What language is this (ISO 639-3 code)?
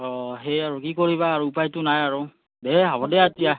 asm